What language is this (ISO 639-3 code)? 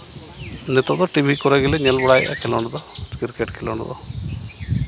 sat